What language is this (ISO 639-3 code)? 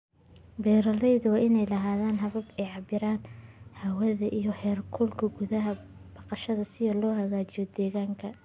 som